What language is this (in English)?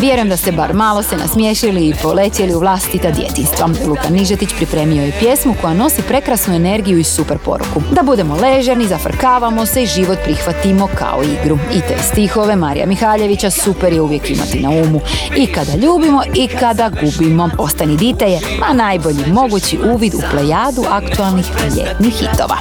Croatian